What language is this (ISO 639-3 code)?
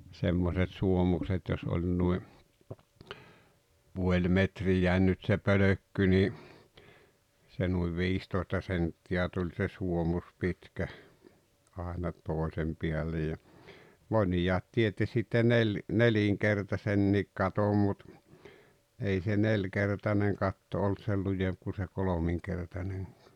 fin